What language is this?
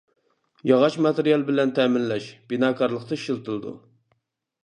Uyghur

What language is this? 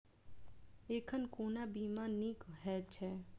Maithili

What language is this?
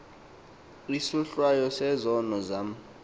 Xhosa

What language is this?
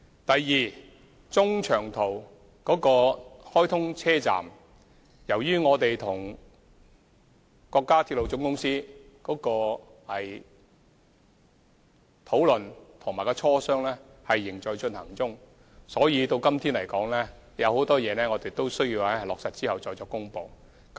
Cantonese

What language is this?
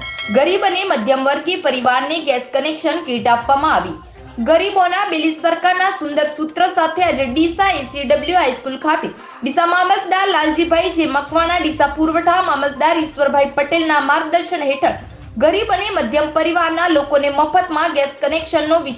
Hindi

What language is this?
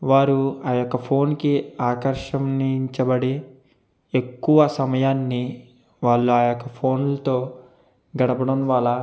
Telugu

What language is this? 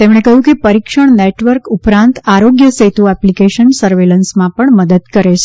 Gujarati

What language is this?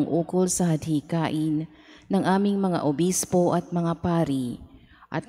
Filipino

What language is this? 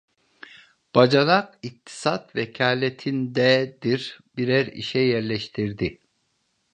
Turkish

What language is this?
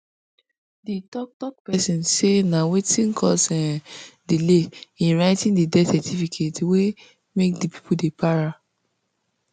Nigerian Pidgin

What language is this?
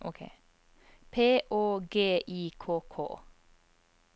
Norwegian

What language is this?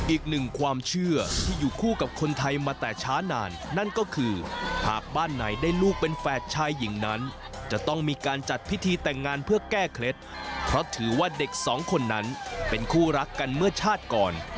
Thai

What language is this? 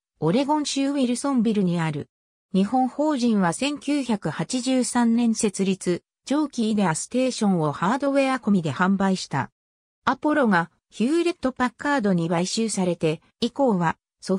Japanese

